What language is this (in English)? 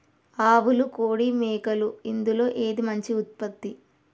Telugu